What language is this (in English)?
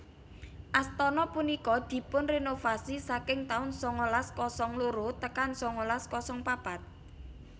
Javanese